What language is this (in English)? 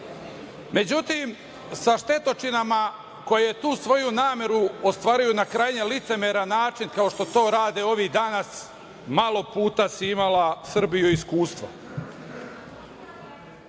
Serbian